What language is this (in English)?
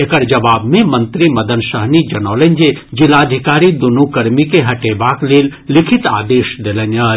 Maithili